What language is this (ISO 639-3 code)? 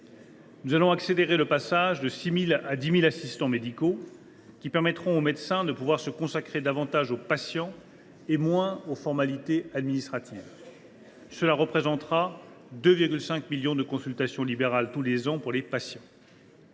fra